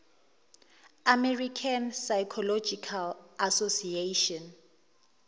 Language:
Zulu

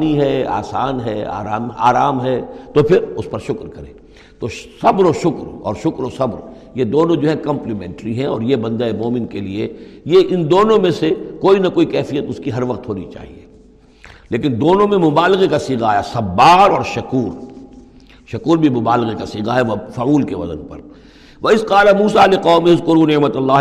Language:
Urdu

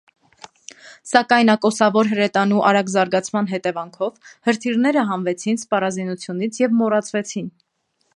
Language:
Armenian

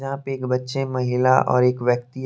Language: Hindi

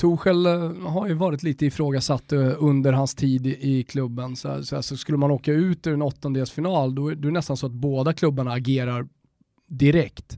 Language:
Swedish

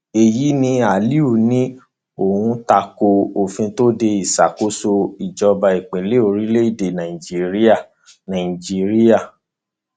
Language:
Yoruba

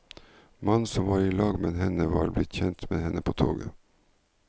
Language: Norwegian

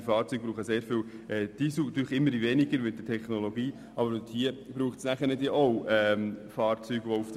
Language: Swiss German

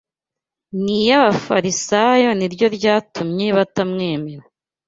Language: Kinyarwanda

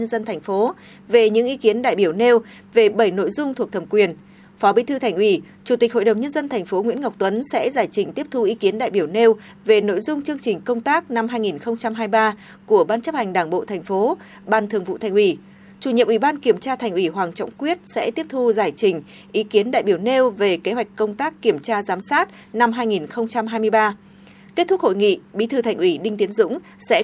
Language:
Vietnamese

